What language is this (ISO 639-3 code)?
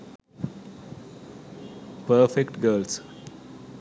sin